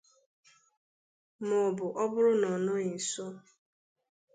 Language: Igbo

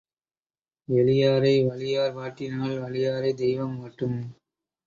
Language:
Tamil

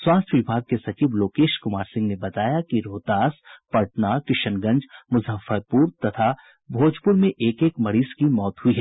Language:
Hindi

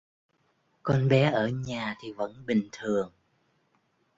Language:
Vietnamese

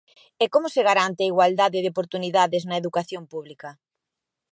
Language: Galician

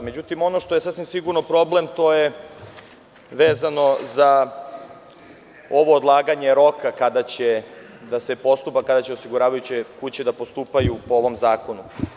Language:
Serbian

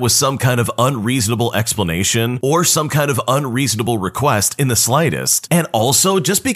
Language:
English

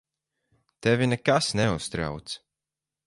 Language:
Latvian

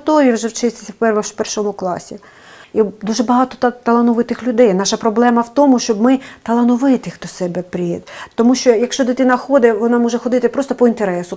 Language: Ukrainian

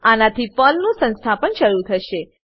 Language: Gujarati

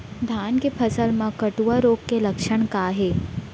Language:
Chhattisgarhi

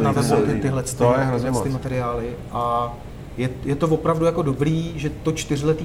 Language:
Czech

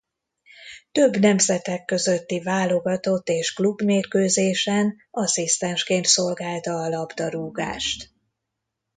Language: Hungarian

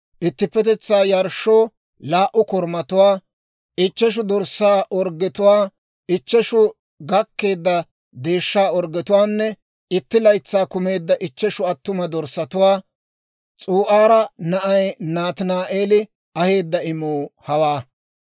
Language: Dawro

